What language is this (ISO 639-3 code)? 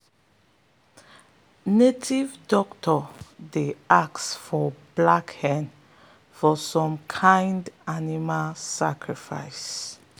pcm